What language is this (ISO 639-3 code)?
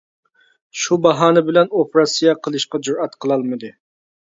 uig